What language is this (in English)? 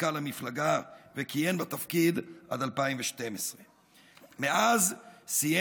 Hebrew